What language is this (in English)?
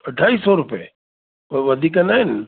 Sindhi